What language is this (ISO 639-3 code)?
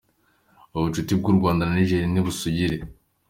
kin